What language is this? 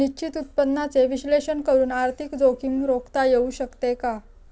Marathi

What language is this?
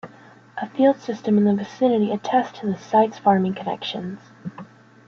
English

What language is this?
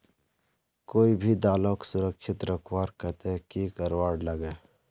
Magahi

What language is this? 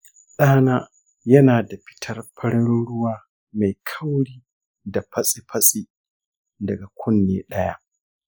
Hausa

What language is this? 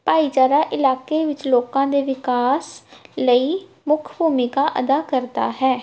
Punjabi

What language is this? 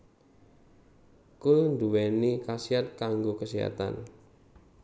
Javanese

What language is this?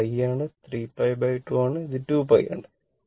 Malayalam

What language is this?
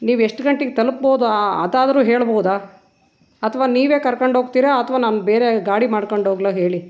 Kannada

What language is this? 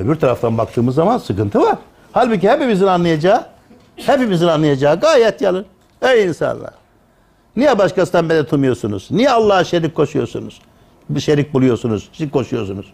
Turkish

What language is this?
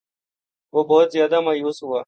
Urdu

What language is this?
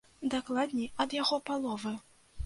Belarusian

